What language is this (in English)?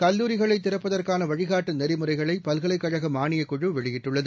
Tamil